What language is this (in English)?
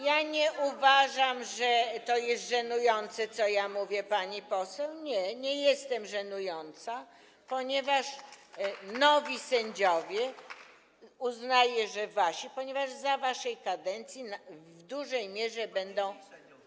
Polish